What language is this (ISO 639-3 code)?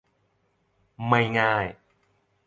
tha